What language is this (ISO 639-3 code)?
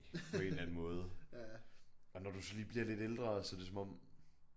dan